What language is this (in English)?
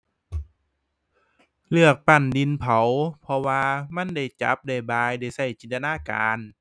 Thai